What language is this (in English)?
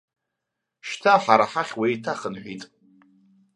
Abkhazian